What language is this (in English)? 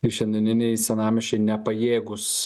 Lithuanian